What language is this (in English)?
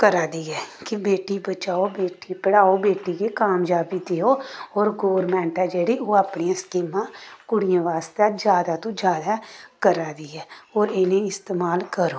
Dogri